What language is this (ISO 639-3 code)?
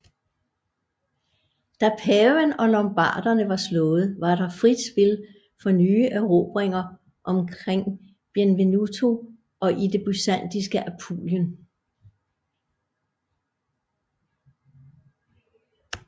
dan